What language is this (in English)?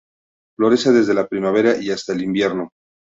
Spanish